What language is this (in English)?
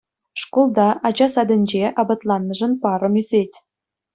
Chuvash